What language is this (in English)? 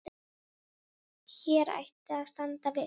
Icelandic